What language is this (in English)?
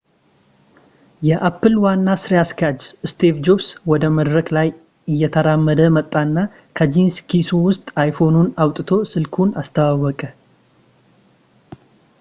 Amharic